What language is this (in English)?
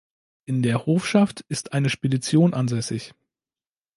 German